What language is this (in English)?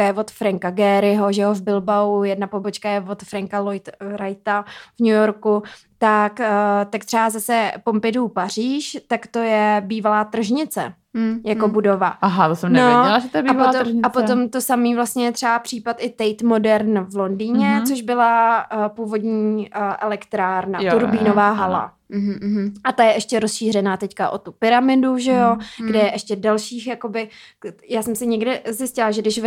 Czech